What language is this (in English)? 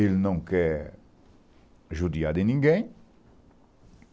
Portuguese